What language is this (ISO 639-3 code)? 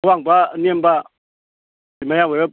mni